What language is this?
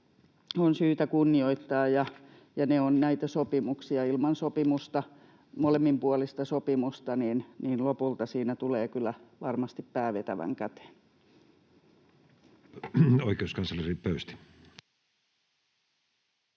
Finnish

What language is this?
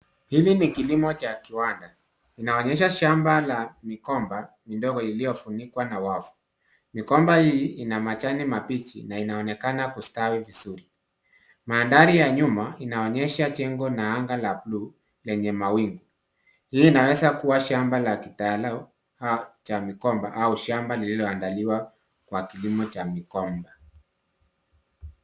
Swahili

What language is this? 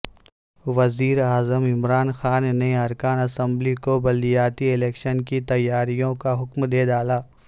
Urdu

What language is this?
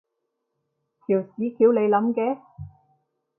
Cantonese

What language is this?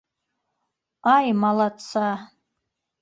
Bashkir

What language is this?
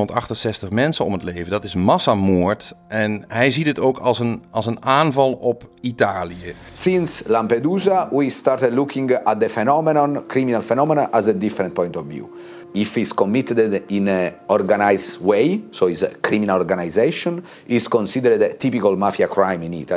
Dutch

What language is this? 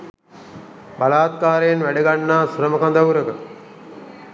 Sinhala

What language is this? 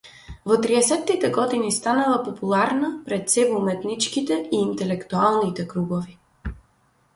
Macedonian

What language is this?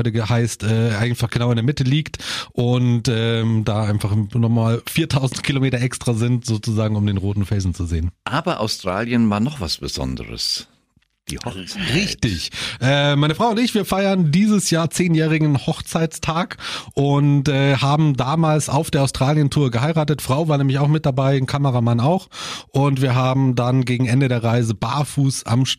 German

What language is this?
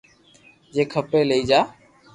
Loarki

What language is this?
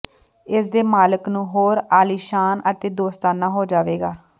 Punjabi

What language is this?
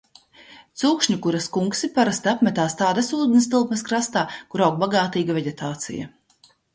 Latvian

